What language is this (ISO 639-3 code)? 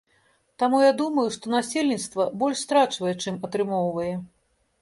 bel